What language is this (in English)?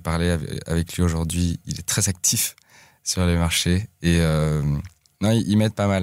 French